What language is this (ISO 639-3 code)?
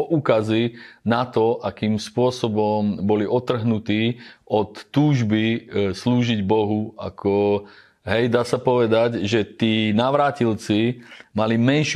slk